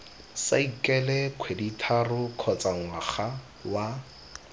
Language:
Tswana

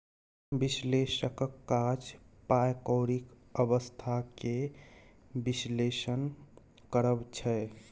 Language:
Maithili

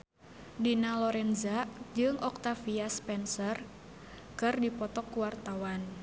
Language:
Sundanese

